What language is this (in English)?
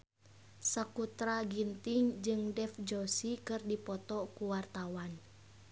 Sundanese